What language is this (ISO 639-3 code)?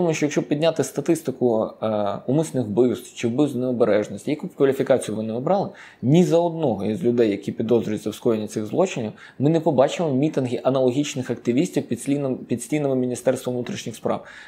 ukr